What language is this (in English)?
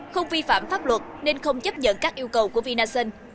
Vietnamese